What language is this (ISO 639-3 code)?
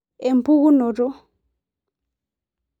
mas